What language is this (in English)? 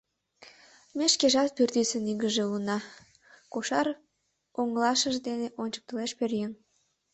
Mari